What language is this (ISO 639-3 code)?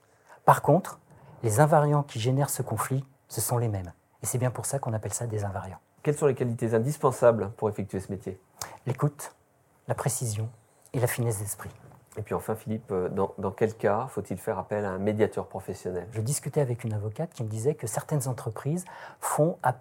fra